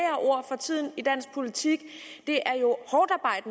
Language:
Danish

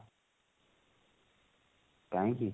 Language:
Odia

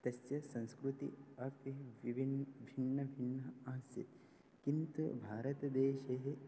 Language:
Sanskrit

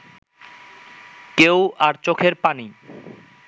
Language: Bangla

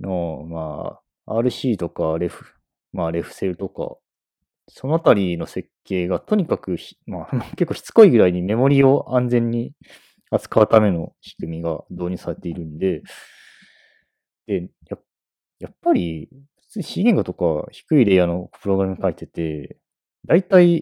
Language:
Japanese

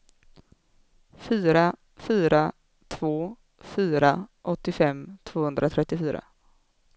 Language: Swedish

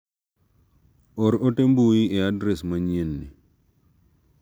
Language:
Luo (Kenya and Tanzania)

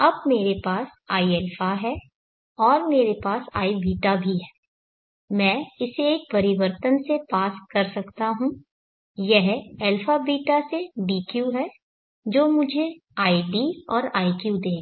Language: Hindi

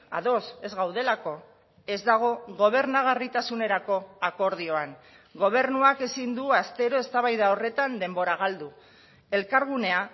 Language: Basque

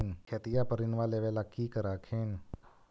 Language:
Magahi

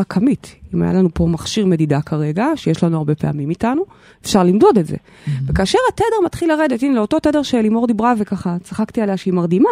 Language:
Hebrew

